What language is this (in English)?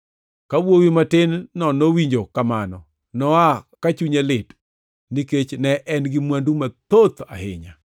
Luo (Kenya and Tanzania)